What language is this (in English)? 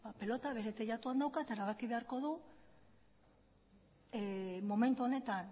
Basque